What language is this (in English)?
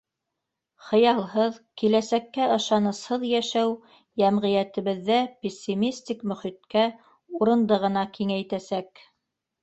Bashkir